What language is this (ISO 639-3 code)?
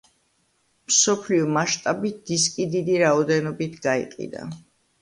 kat